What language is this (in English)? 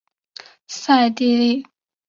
Chinese